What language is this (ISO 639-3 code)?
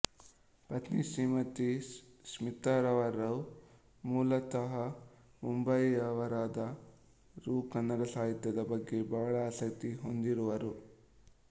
kan